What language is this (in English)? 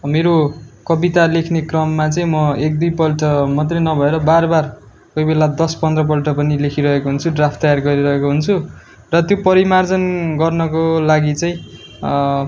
Nepali